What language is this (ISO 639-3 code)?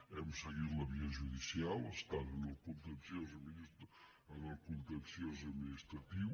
cat